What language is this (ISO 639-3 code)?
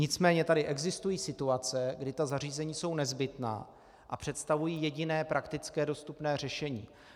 ces